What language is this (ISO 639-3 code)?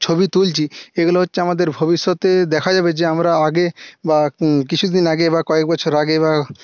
ben